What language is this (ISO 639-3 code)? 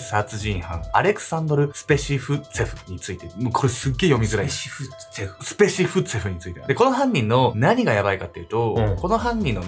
jpn